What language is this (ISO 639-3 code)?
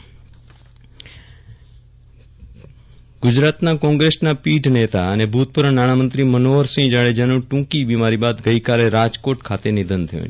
guj